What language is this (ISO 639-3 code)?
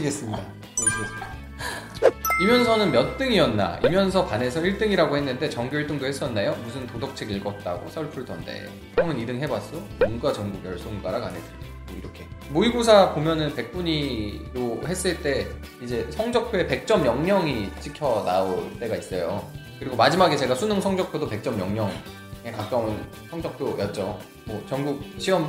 kor